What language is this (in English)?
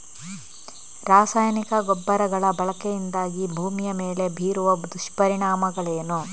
Kannada